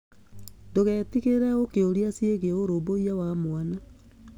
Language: Kikuyu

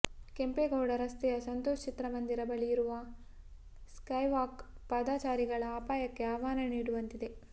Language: Kannada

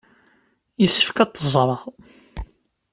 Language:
Kabyle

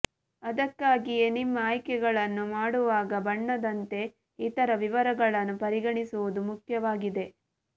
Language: Kannada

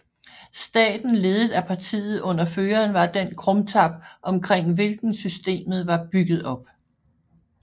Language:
Danish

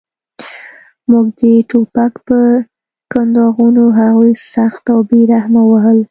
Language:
Pashto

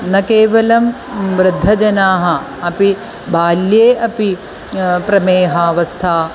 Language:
Sanskrit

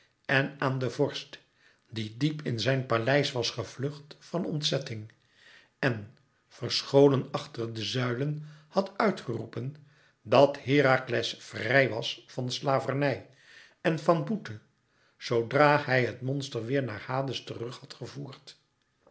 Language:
Dutch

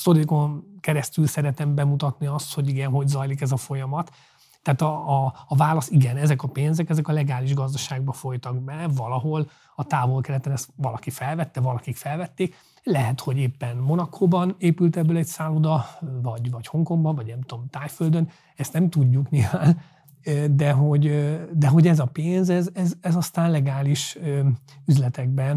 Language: Hungarian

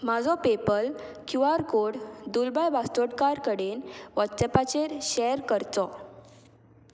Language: Konkani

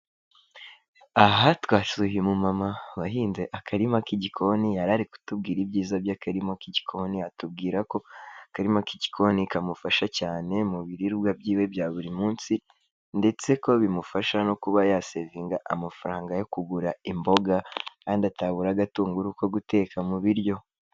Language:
Kinyarwanda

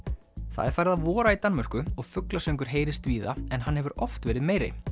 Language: Icelandic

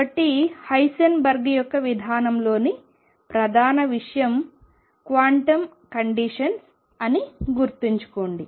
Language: Telugu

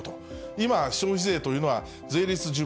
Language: Japanese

